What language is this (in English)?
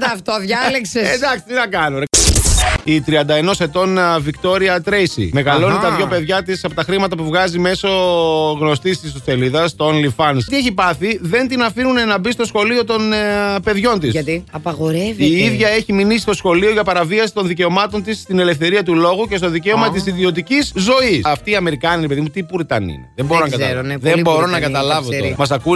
Greek